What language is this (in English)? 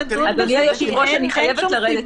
Hebrew